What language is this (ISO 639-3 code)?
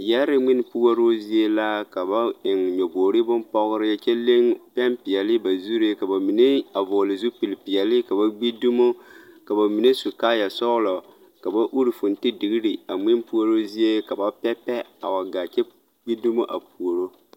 dga